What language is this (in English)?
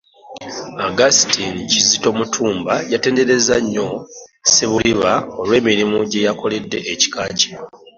Ganda